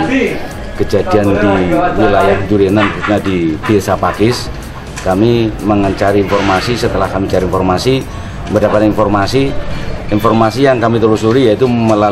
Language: Indonesian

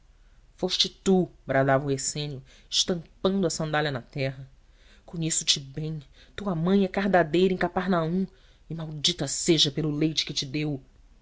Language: Portuguese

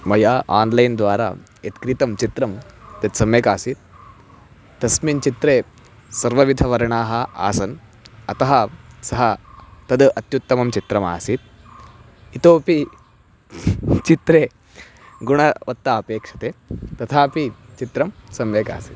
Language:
Sanskrit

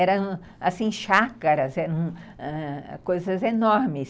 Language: Portuguese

